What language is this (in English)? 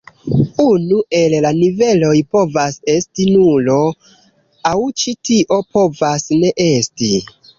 Esperanto